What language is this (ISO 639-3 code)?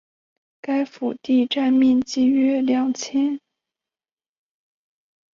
zho